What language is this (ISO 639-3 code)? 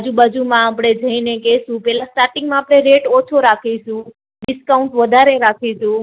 guj